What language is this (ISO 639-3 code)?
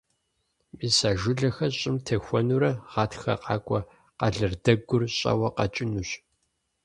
kbd